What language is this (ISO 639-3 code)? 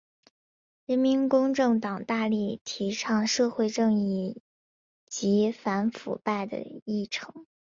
zho